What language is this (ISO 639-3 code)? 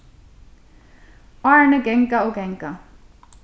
fao